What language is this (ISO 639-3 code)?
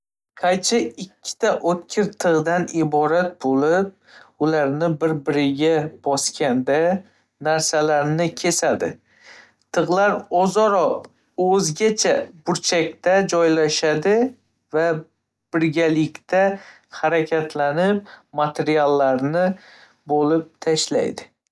uzb